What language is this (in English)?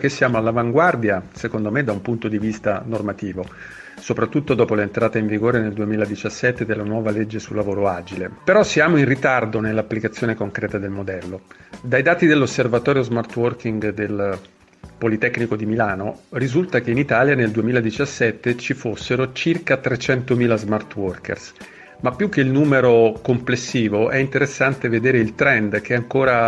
Italian